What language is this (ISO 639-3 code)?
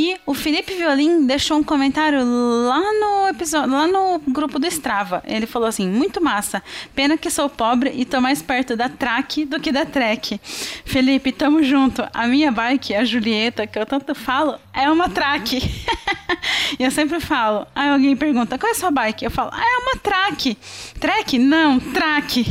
por